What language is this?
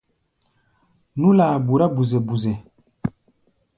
Gbaya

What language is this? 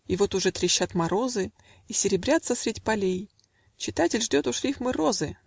Russian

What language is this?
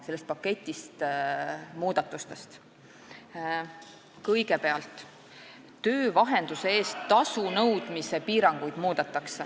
Estonian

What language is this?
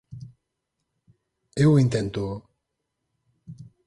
Galician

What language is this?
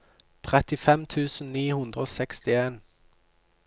Norwegian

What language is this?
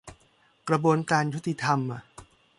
Thai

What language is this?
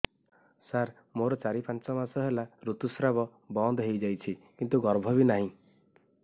Odia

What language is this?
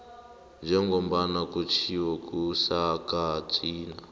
South Ndebele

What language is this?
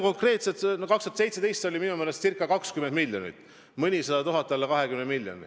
Estonian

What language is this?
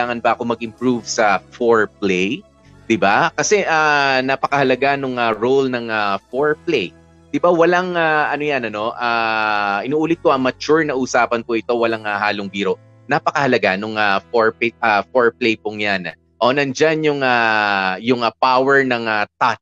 Filipino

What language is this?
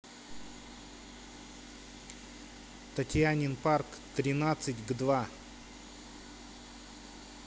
Russian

